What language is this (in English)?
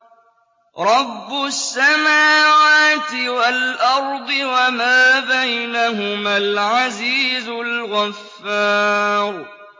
Arabic